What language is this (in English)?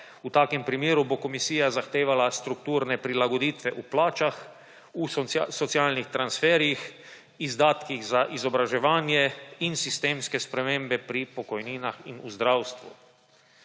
Slovenian